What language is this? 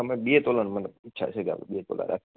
Gujarati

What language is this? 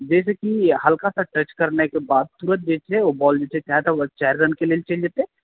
Maithili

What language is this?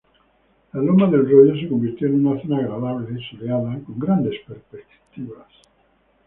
Spanish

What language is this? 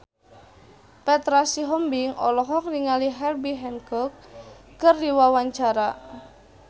Sundanese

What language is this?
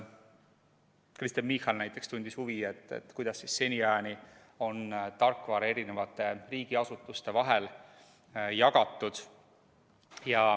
Estonian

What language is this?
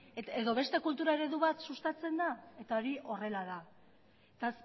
Basque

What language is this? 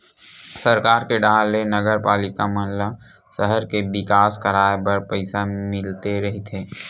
Chhattisgarhi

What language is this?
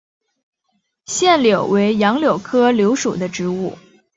Chinese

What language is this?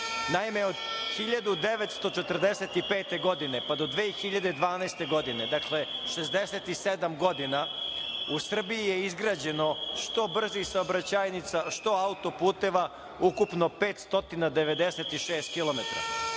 Serbian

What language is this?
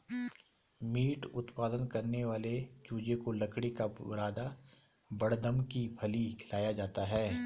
Hindi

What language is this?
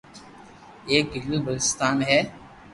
Loarki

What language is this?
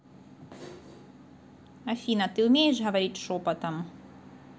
Russian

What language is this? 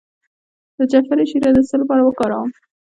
Pashto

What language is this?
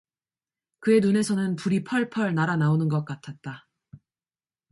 Korean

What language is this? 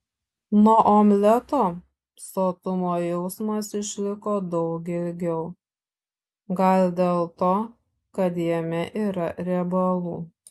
Lithuanian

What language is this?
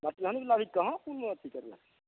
Maithili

